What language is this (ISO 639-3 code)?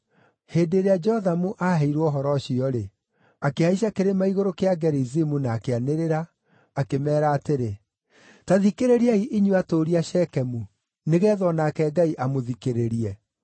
kik